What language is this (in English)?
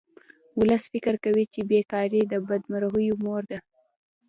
Pashto